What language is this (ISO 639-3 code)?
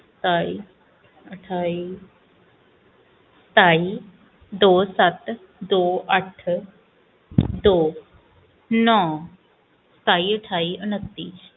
pan